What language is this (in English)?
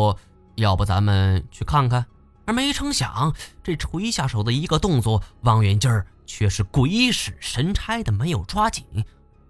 Chinese